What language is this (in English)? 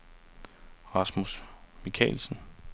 Danish